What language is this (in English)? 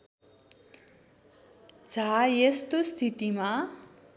Nepali